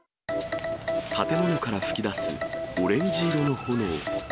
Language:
Japanese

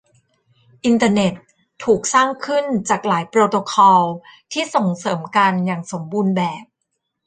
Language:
Thai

